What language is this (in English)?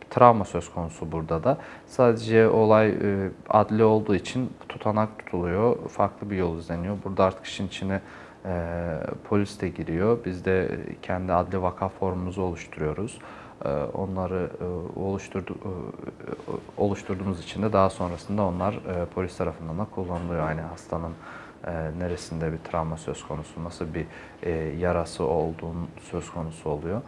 Turkish